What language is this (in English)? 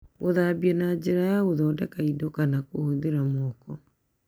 Kikuyu